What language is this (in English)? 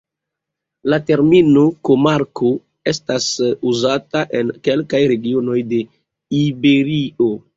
Esperanto